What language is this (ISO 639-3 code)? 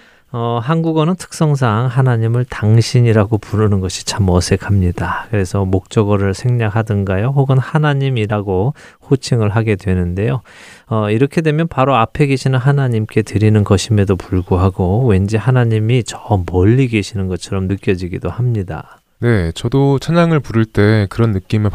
kor